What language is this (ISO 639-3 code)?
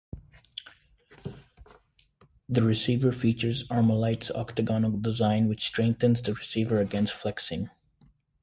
eng